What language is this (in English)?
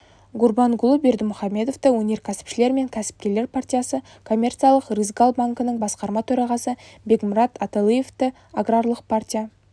Kazakh